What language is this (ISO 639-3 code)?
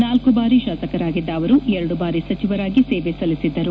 kan